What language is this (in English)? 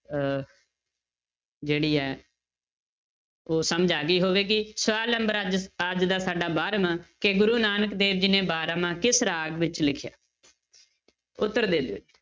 Punjabi